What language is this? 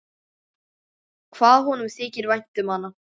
Icelandic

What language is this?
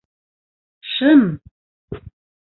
Bashkir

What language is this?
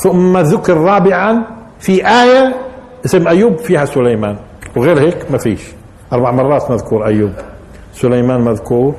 Arabic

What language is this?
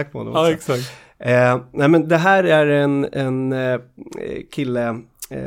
Swedish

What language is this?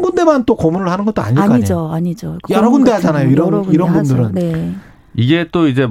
Korean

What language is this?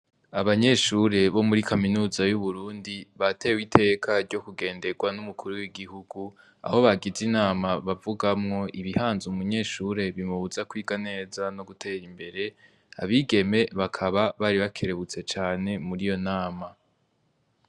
Rundi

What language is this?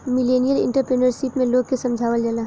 Bhojpuri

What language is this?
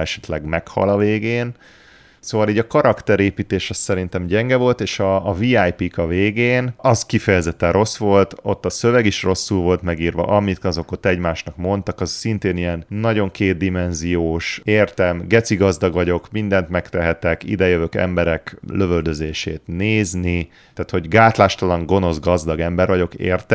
Hungarian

